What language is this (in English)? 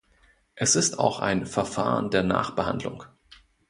German